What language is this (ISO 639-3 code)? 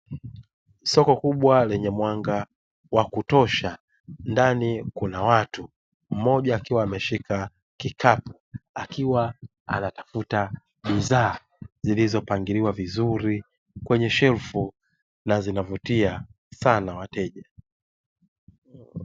swa